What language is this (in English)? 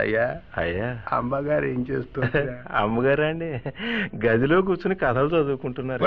Telugu